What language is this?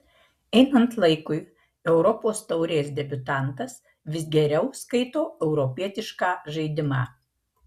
Lithuanian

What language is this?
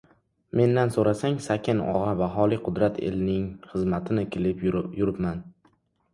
Uzbek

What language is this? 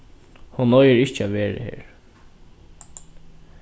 Faroese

